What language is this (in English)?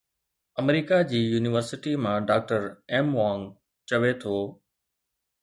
Sindhi